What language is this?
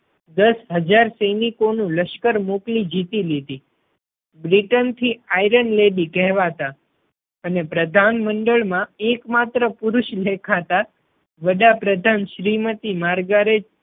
Gujarati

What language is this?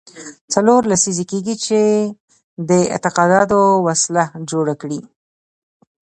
Pashto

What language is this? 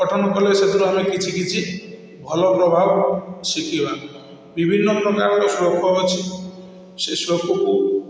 Odia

